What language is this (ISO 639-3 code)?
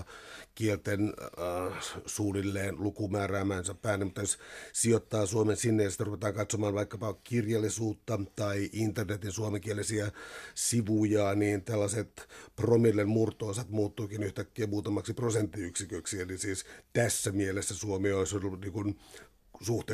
fin